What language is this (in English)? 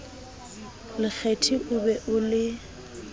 Southern Sotho